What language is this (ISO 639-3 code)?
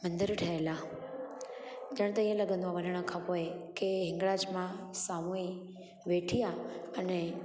snd